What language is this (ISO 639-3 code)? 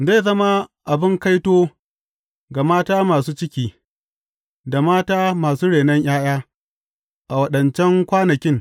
hau